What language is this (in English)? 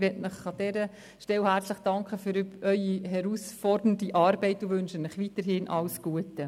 Swiss German